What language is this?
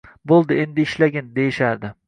Uzbek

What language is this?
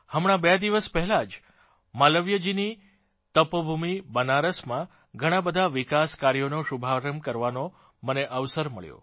Gujarati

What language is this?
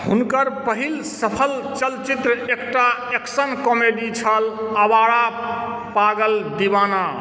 Maithili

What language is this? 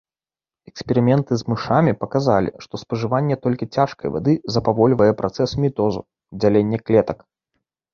Belarusian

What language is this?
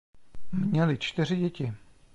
Czech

